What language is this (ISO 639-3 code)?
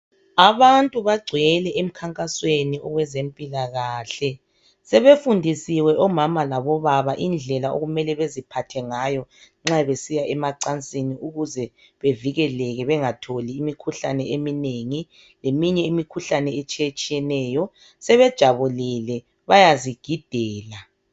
nde